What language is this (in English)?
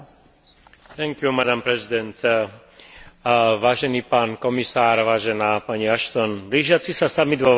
Slovak